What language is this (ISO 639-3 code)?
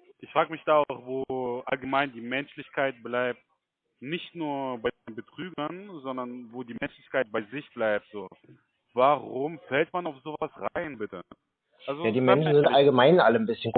deu